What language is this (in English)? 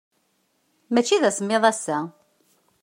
Kabyle